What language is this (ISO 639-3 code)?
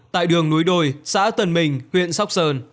vie